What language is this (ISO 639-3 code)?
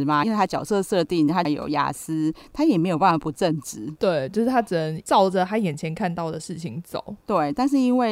zho